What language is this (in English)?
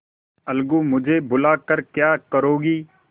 Hindi